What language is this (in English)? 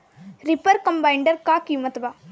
Bhojpuri